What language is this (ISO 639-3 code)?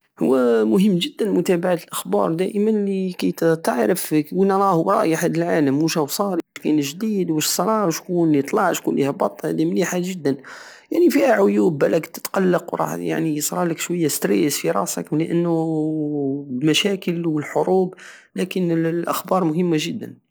aao